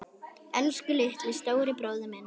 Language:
Icelandic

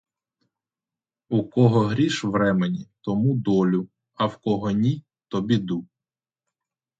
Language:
Ukrainian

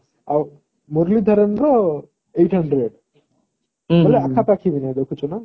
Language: Odia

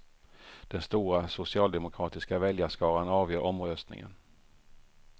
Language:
Swedish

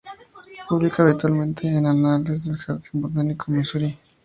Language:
Spanish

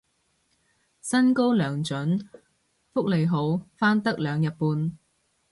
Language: Cantonese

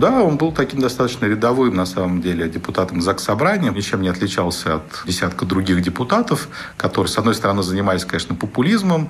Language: Russian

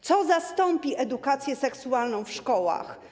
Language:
Polish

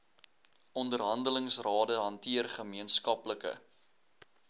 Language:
Afrikaans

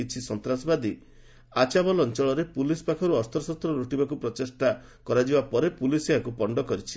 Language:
Odia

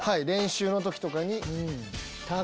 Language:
Japanese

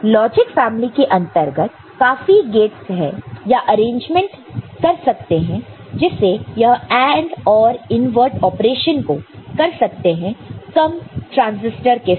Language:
Hindi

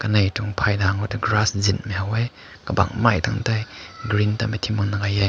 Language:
Rongmei Naga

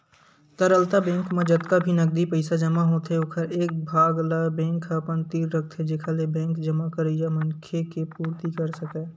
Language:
Chhattisgarhi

